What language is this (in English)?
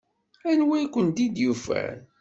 Kabyle